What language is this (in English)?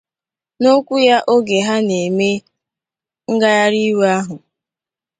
Igbo